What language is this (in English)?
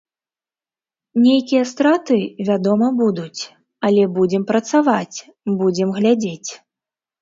Belarusian